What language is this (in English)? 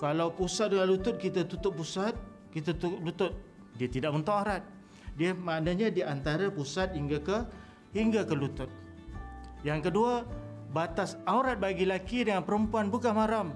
Malay